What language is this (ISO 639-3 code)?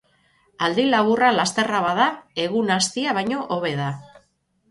eus